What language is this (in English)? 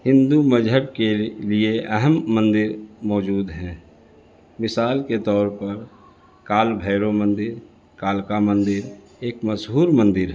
Urdu